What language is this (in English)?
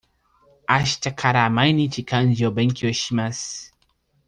Japanese